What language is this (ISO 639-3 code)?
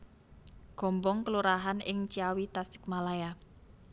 jav